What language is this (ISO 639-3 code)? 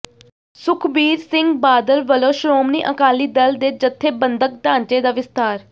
pan